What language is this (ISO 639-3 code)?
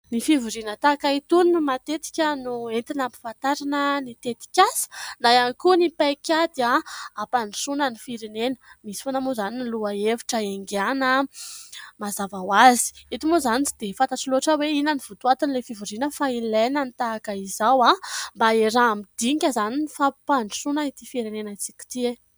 mlg